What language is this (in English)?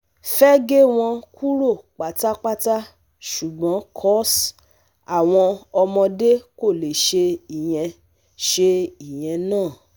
Yoruba